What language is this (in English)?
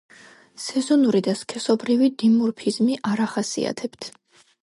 Georgian